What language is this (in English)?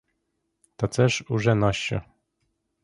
Ukrainian